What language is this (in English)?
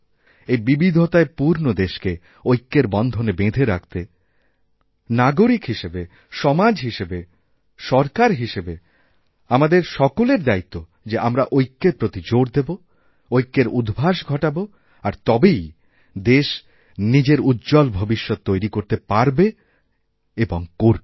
Bangla